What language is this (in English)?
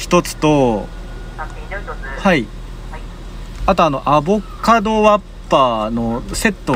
Japanese